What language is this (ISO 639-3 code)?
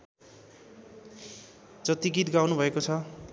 nep